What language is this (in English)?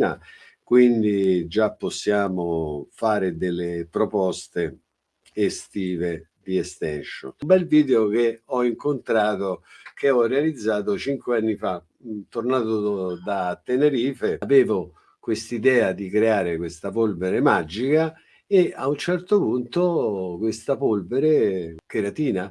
Italian